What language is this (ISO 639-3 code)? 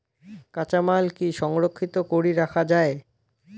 ben